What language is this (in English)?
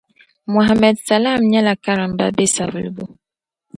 Dagbani